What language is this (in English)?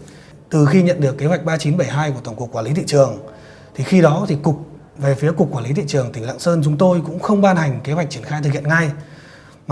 Vietnamese